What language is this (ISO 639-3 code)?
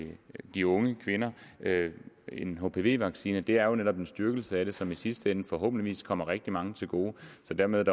dan